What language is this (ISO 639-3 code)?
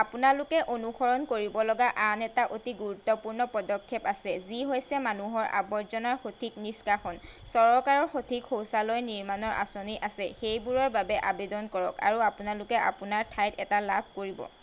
asm